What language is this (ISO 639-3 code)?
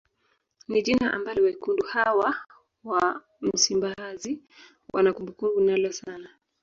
swa